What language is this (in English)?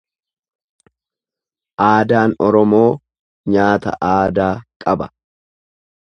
Oromo